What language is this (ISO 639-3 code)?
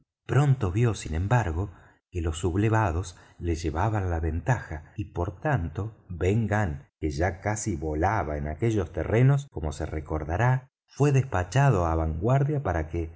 spa